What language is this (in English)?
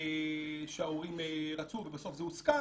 Hebrew